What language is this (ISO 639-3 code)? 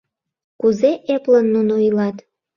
chm